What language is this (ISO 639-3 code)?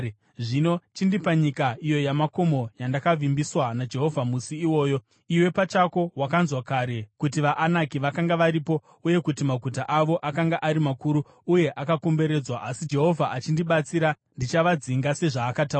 sna